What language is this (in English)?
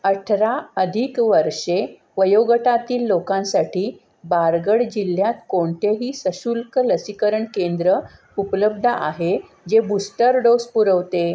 Marathi